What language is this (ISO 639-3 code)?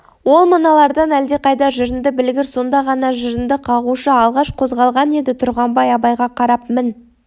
kaz